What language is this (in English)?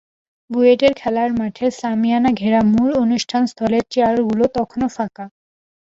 Bangla